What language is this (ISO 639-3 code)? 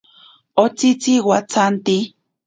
prq